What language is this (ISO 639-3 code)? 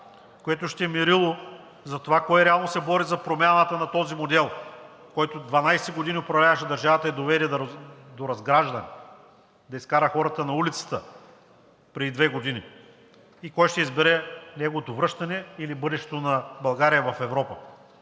bul